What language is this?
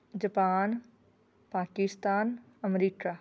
Punjabi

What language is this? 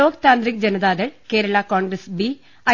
Malayalam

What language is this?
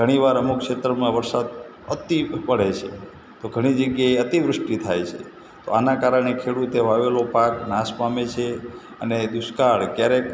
Gujarati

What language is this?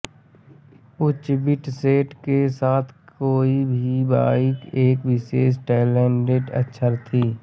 Hindi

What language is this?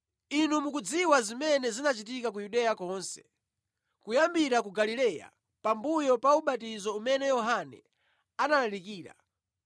Nyanja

